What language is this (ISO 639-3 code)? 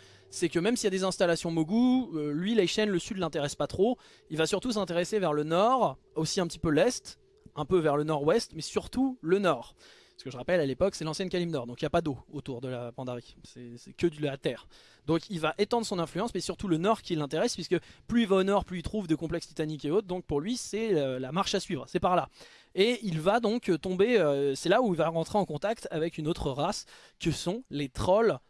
fra